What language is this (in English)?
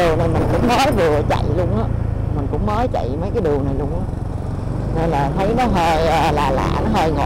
Vietnamese